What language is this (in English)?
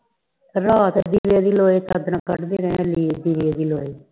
Punjabi